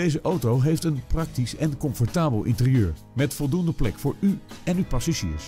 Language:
Dutch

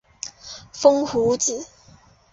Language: Chinese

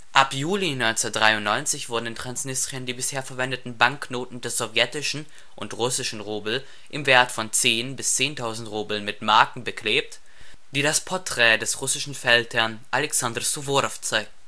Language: German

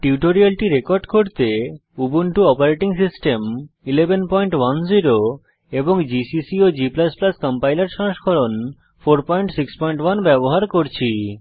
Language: Bangla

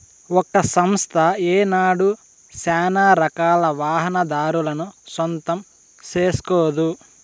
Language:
Telugu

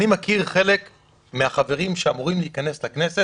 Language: Hebrew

